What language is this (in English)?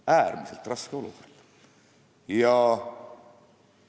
Estonian